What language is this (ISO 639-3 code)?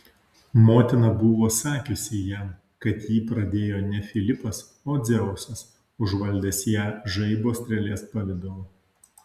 lit